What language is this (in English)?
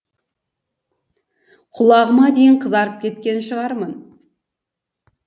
Kazakh